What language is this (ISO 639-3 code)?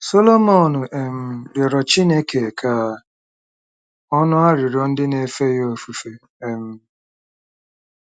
ibo